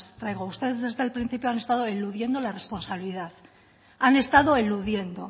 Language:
Spanish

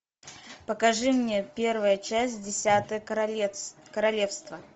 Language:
Russian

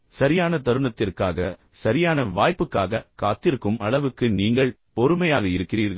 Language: Tamil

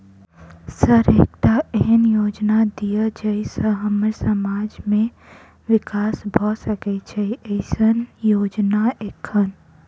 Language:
Maithili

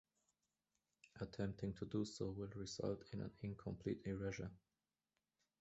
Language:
English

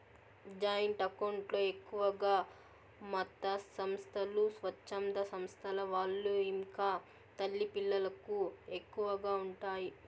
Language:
Telugu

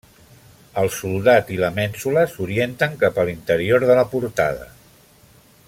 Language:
Catalan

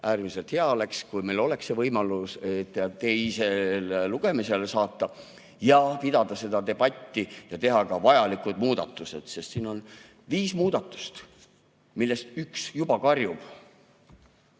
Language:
Estonian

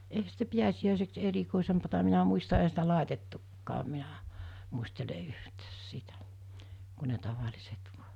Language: Finnish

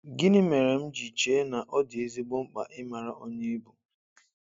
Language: Igbo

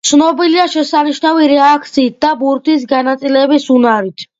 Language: Georgian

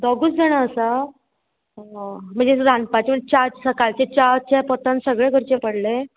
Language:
Konkani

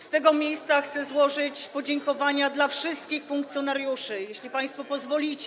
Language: Polish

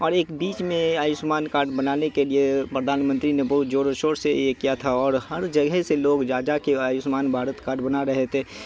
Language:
Urdu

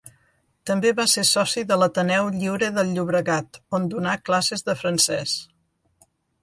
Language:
Catalan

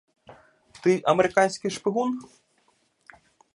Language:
Ukrainian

